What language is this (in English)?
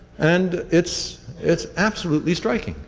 English